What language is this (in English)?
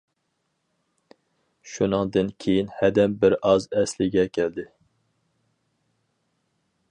Uyghur